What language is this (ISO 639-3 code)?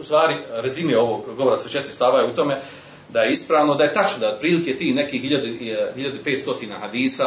hrv